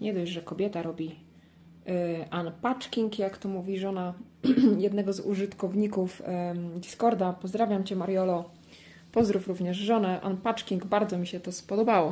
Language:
Polish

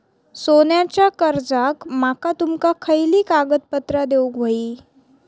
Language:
Marathi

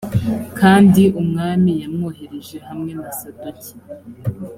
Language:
Kinyarwanda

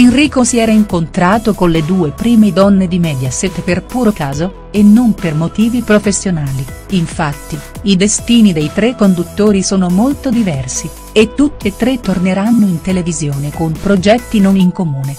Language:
Italian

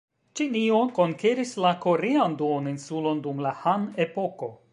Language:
Esperanto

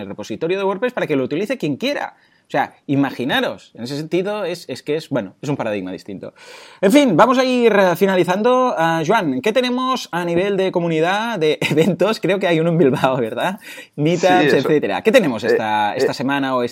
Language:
Spanish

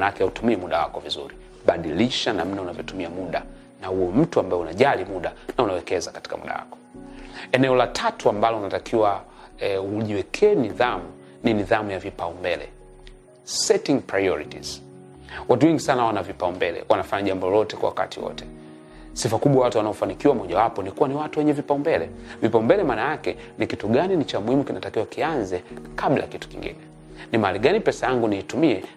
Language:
Swahili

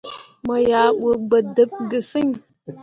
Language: Mundang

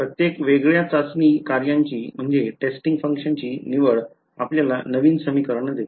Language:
Marathi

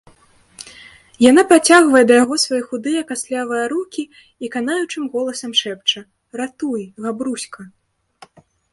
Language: Belarusian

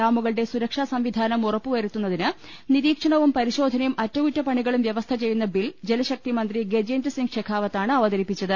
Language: Malayalam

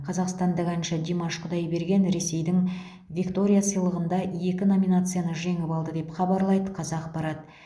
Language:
Kazakh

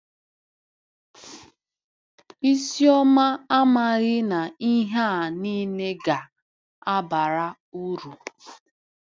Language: Igbo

